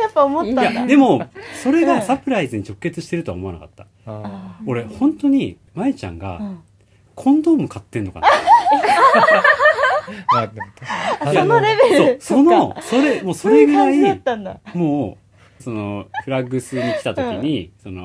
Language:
Japanese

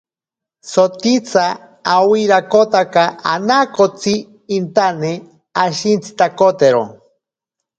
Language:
Ashéninka Perené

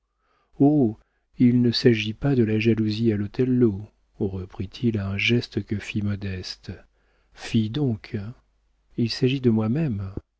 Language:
French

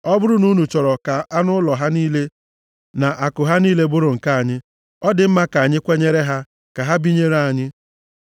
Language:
Igbo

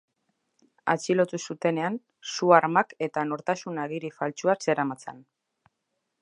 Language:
Basque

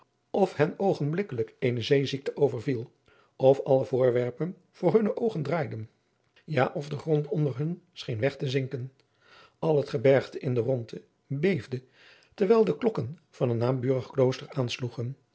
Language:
Dutch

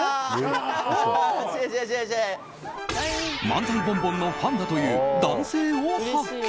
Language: Japanese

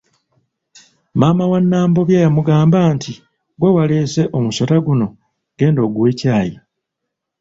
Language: Ganda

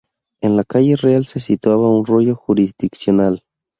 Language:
Spanish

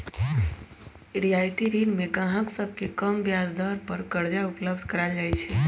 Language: Magahi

